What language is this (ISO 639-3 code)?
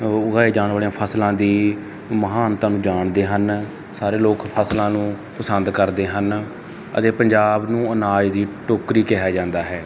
pan